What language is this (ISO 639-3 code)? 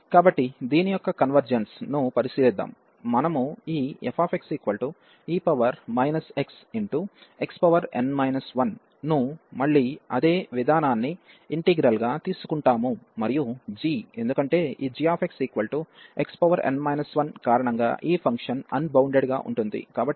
tel